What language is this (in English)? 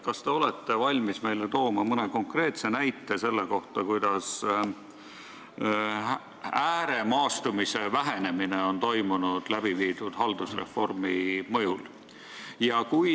Estonian